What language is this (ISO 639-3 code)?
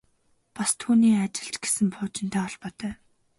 mon